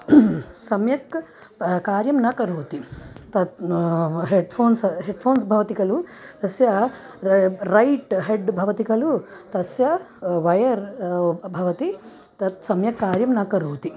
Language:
Sanskrit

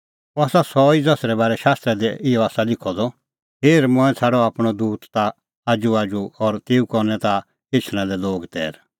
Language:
Kullu Pahari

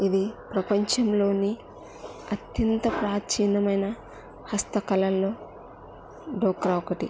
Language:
Telugu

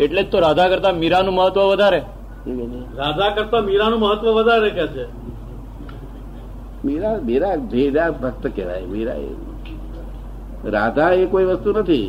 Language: Gujarati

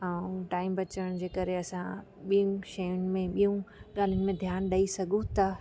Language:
Sindhi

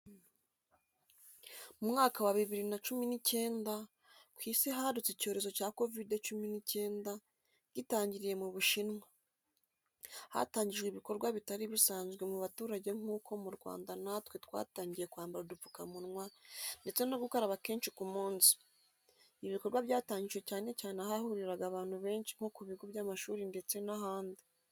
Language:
Kinyarwanda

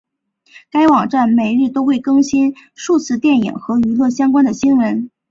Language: Chinese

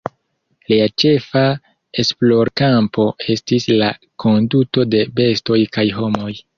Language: Esperanto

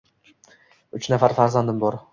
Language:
Uzbek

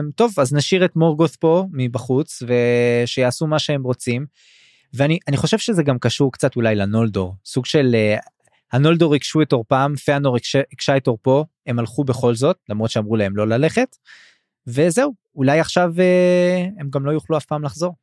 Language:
Hebrew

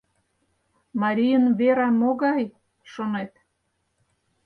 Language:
Mari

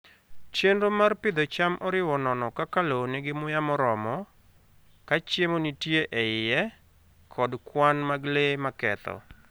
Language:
Luo (Kenya and Tanzania)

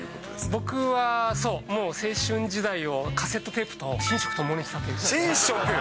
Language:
Japanese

